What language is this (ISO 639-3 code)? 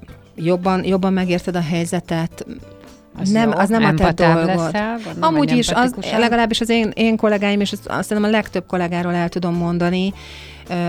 hun